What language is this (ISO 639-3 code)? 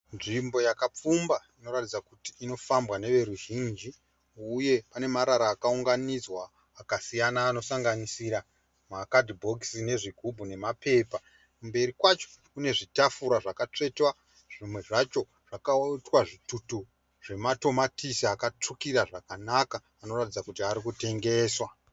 sna